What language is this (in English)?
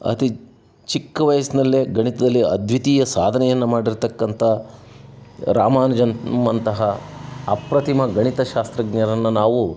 Kannada